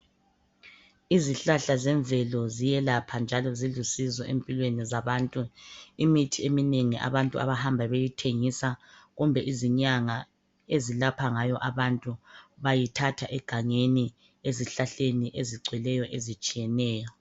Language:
North Ndebele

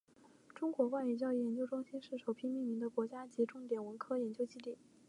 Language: Chinese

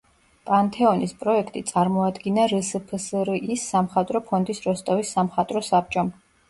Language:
Georgian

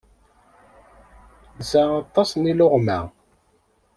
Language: Kabyle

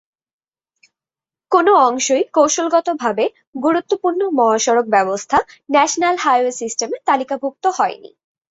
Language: Bangla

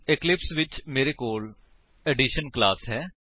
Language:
Punjabi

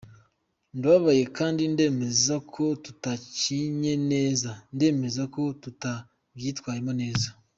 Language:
Kinyarwanda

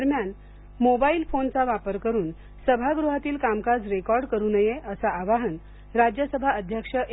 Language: Marathi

